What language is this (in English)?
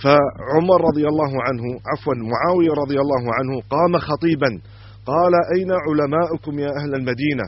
Arabic